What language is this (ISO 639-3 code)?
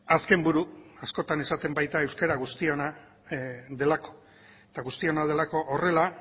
eus